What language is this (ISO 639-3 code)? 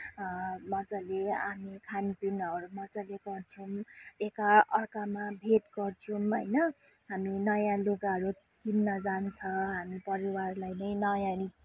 nep